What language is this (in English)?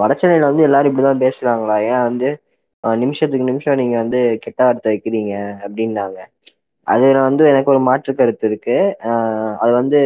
Tamil